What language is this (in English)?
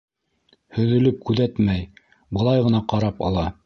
Bashkir